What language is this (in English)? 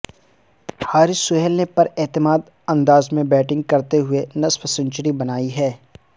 Urdu